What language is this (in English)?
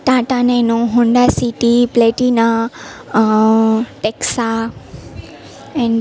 Gujarati